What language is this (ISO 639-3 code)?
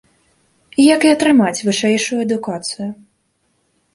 bel